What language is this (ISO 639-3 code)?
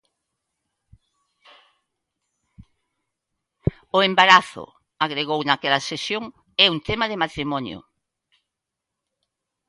glg